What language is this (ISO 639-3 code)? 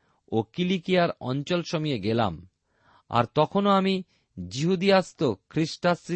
ben